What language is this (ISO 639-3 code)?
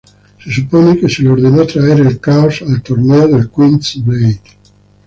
spa